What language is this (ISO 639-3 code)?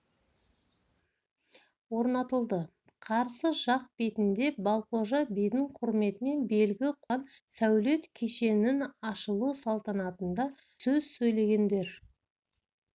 kaz